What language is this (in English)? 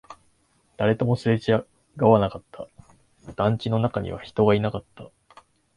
Japanese